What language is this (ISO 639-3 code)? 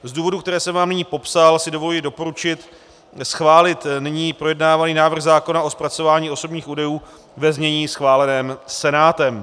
ces